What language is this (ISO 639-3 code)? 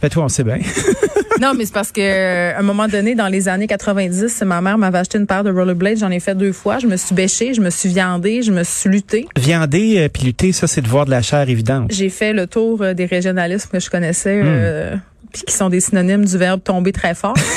fra